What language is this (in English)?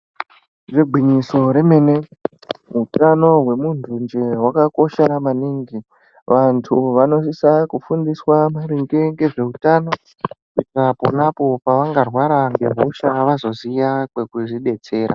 Ndau